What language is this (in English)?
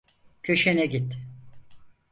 Turkish